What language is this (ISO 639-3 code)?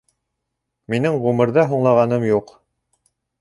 bak